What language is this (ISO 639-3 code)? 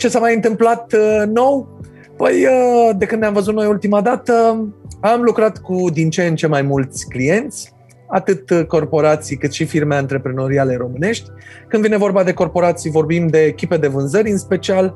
ron